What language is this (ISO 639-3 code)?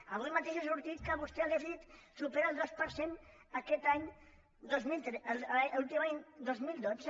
cat